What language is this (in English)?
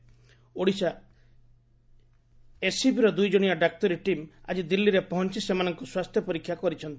Odia